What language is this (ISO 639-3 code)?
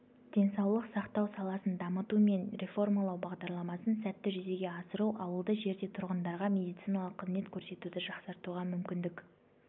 kaz